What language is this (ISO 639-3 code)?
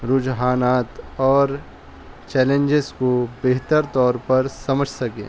urd